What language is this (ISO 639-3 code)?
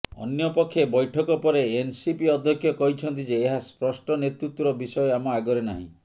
ori